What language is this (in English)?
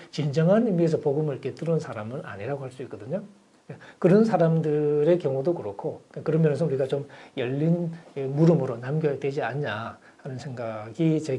Korean